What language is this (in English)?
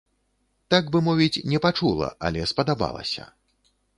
Belarusian